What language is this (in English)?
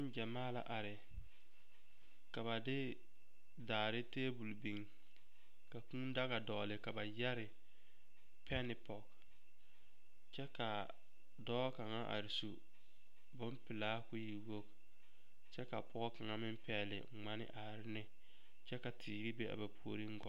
Southern Dagaare